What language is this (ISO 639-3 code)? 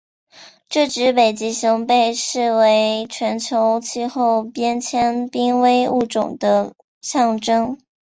zho